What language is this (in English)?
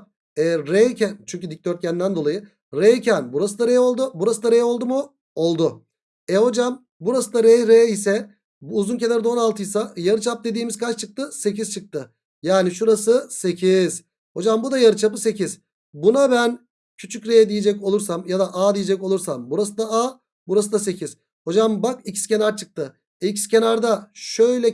Turkish